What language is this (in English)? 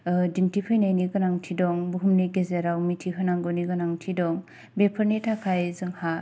Bodo